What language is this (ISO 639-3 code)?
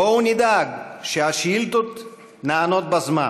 heb